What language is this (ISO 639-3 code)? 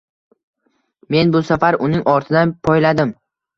uzb